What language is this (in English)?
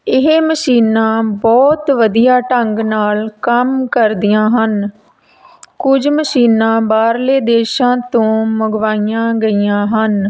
Punjabi